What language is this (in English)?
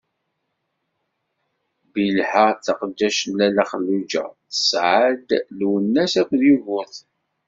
Kabyle